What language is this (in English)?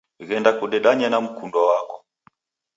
Taita